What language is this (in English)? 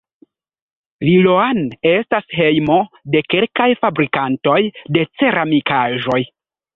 Esperanto